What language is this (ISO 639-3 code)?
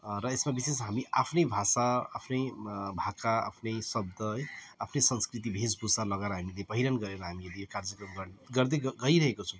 nep